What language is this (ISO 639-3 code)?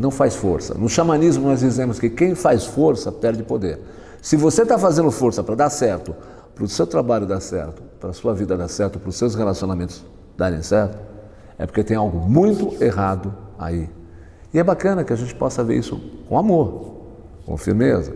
por